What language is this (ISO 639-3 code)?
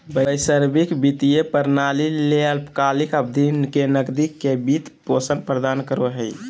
mag